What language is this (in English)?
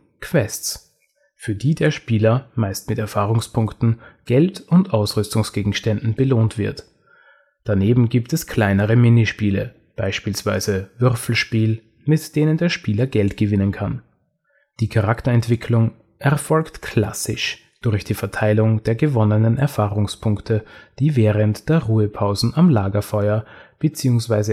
German